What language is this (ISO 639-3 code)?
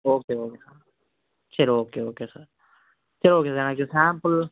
tam